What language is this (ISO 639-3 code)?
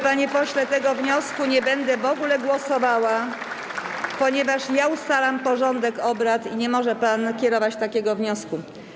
pol